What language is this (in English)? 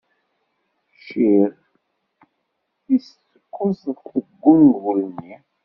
Kabyle